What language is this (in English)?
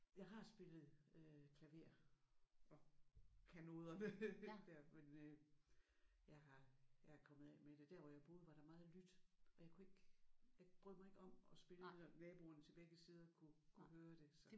Danish